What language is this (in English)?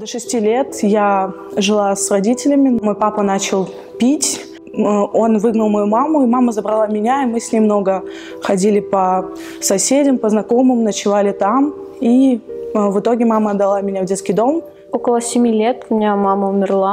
Russian